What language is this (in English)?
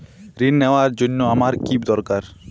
Bangla